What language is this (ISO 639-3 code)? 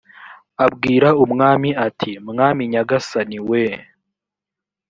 kin